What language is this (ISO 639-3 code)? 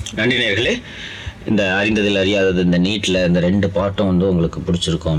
tam